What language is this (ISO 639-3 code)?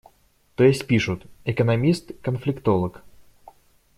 rus